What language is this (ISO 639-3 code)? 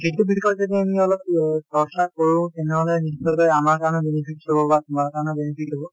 asm